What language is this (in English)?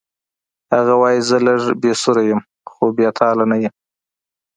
Pashto